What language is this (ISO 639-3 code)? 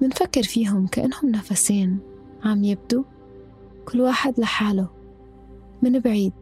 ara